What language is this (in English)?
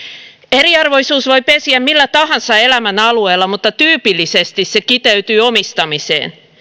Finnish